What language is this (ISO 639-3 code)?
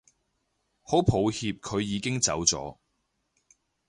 yue